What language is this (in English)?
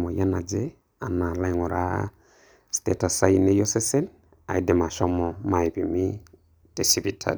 Masai